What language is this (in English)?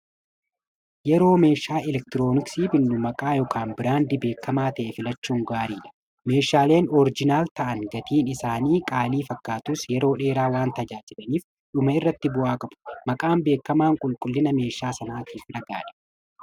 Oromo